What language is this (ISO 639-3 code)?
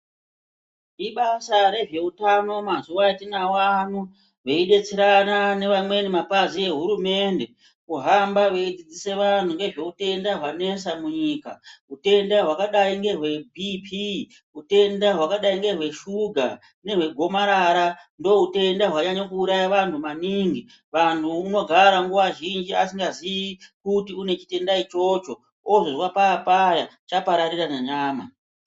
ndc